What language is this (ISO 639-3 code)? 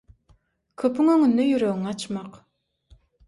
tuk